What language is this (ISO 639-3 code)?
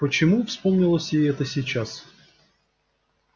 rus